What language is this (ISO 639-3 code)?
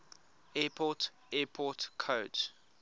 eng